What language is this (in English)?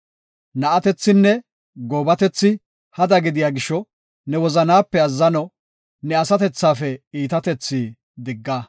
Gofa